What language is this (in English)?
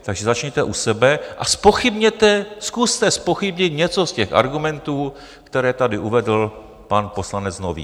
Czech